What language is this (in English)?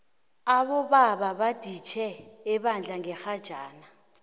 South Ndebele